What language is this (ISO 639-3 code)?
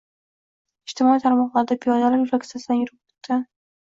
uzb